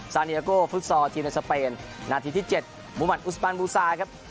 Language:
Thai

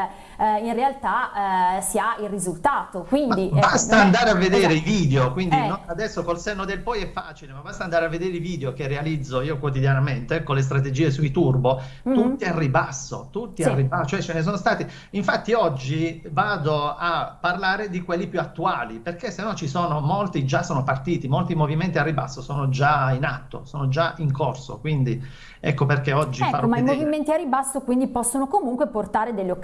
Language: Italian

